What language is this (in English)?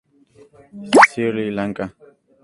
Spanish